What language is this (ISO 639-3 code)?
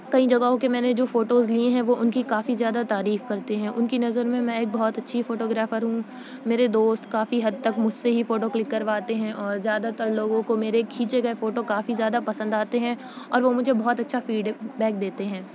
urd